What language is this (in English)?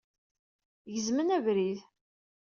Kabyle